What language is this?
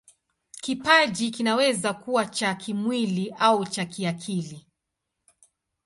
Swahili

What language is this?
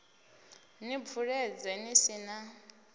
Venda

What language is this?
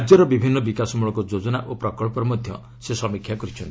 Odia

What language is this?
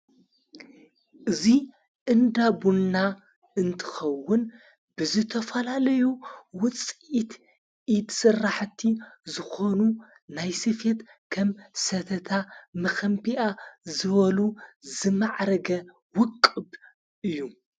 Tigrinya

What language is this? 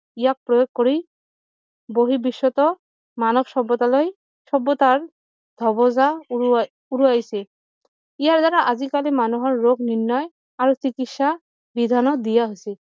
Assamese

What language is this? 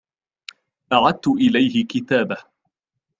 Arabic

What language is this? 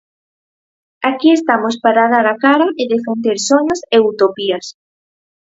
Galician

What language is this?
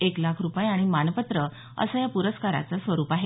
Marathi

